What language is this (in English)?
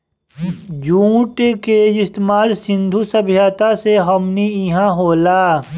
Bhojpuri